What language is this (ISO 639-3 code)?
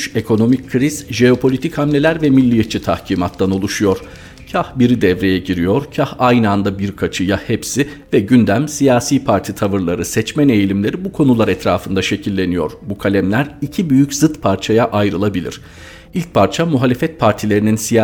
tur